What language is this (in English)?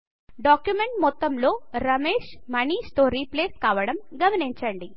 Telugu